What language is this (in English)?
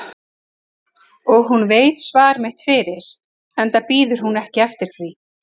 Icelandic